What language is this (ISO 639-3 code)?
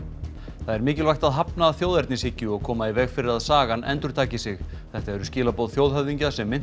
isl